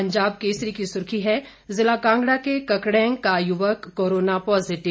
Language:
Hindi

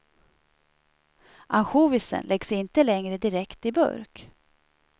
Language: Swedish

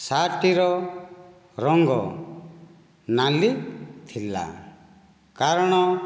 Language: Odia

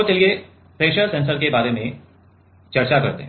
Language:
Hindi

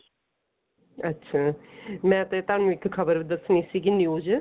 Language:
Punjabi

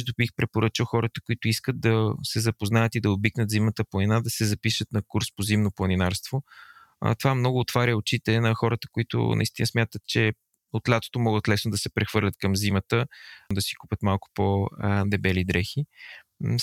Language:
Bulgarian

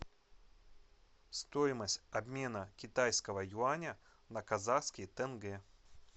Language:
Russian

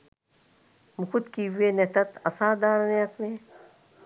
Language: Sinhala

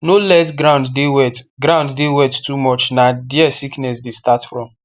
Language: Nigerian Pidgin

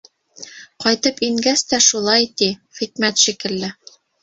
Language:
Bashkir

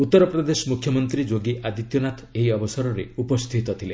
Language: Odia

